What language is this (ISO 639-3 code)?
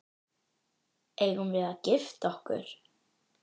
isl